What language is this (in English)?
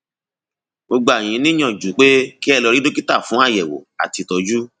Yoruba